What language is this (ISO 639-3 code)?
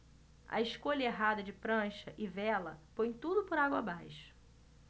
por